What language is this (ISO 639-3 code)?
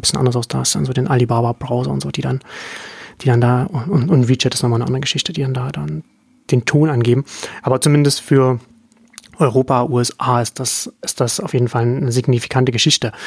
deu